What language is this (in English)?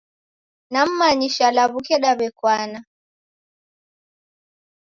Taita